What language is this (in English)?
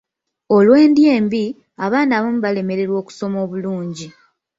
Ganda